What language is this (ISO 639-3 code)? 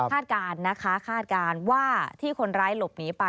tha